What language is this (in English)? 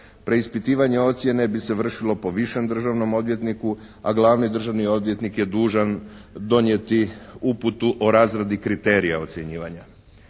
Croatian